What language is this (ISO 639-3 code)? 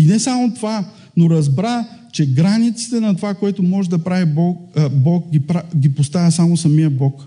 bul